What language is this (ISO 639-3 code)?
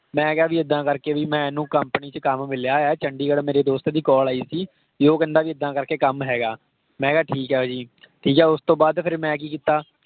pan